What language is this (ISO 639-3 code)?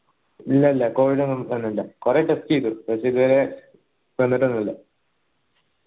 mal